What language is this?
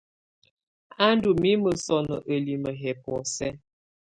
Tunen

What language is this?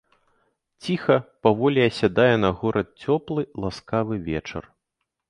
Belarusian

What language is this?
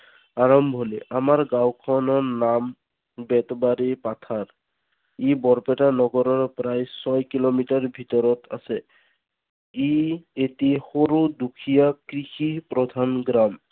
Assamese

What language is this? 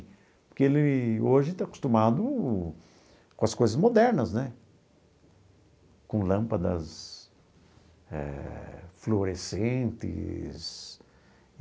Portuguese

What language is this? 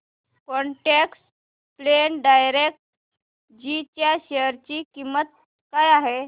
Marathi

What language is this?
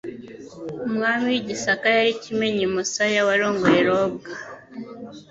Kinyarwanda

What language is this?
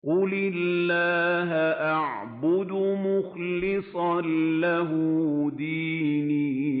Arabic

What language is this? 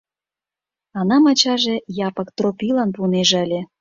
Mari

